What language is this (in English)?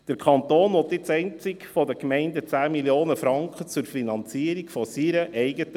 Swiss German